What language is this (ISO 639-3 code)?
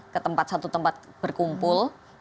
ind